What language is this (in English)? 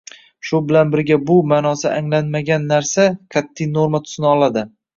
Uzbek